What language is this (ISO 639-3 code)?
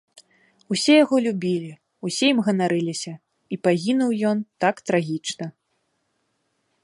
bel